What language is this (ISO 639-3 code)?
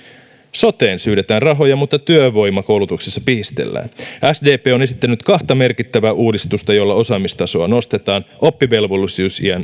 fin